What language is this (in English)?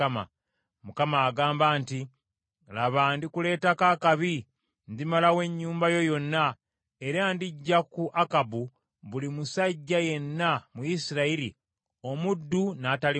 Ganda